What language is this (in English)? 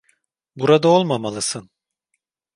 Turkish